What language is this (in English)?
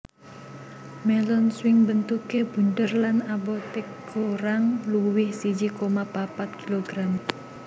Javanese